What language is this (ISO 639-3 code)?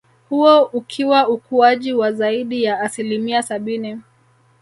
swa